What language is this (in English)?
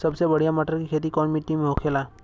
Bhojpuri